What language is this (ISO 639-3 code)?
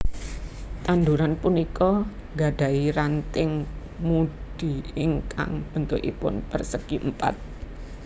jav